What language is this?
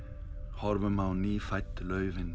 Icelandic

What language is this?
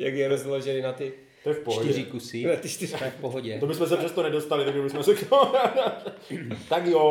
Czech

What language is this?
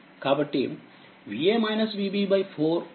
Telugu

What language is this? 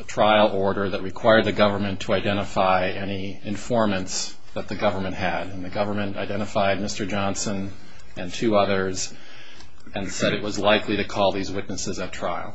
English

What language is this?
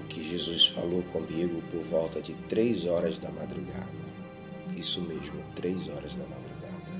Portuguese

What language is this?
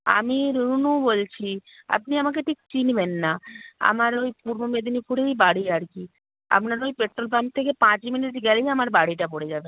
Bangla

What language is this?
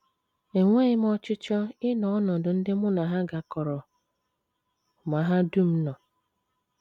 Igbo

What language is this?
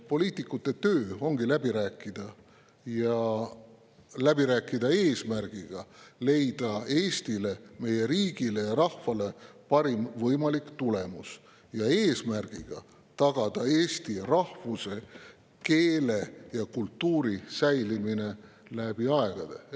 Estonian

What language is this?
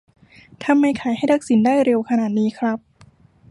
Thai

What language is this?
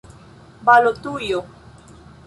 Esperanto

